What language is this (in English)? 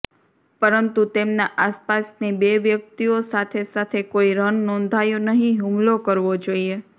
Gujarati